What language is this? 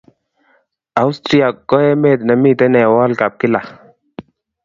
Kalenjin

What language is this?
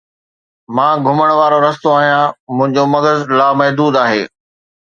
Sindhi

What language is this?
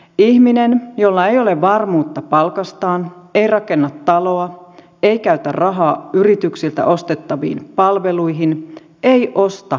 Finnish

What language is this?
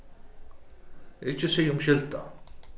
Faroese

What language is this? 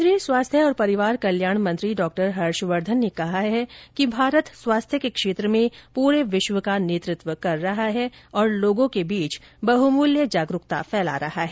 Hindi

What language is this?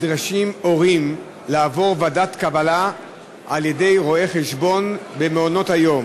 Hebrew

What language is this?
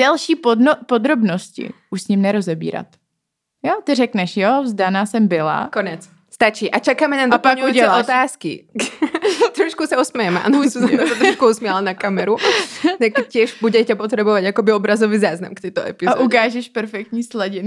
Czech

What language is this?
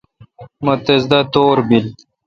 Kalkoti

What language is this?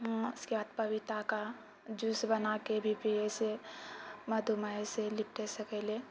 Maithili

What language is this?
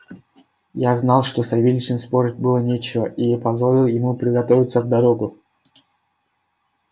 Russian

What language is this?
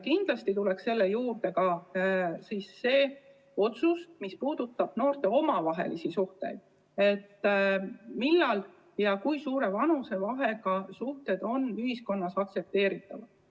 Estonian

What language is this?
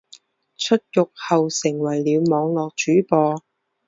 Chinese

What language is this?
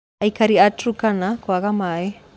Kikuyu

